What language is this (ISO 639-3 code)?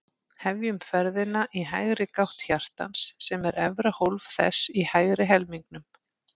isl